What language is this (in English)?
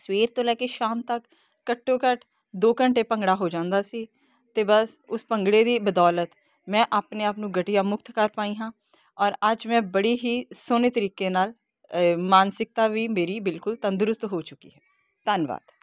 Punjabi